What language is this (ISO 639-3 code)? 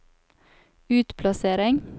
nor